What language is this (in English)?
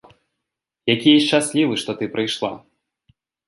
Belarusian